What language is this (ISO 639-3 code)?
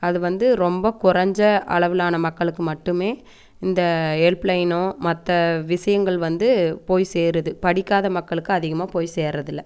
tam